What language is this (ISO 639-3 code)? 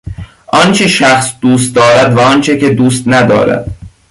fas